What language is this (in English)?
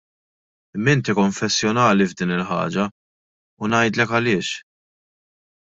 Maltese